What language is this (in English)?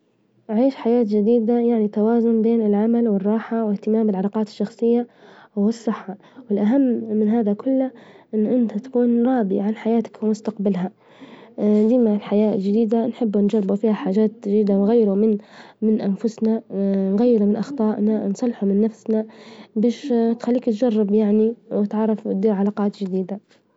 Libyan Arabic